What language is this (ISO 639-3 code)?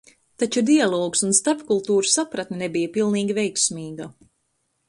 lav